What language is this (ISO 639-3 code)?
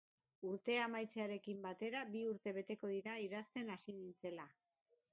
eus